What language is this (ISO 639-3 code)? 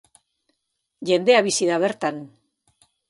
eus